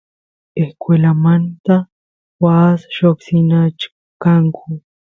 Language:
Santiago del Estero Quichua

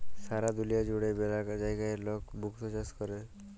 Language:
Bangla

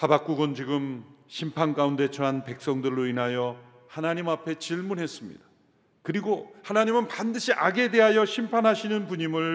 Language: Korean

